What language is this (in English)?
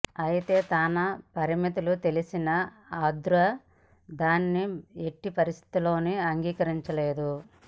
Telugu